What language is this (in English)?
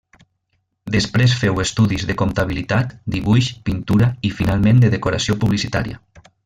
Catalan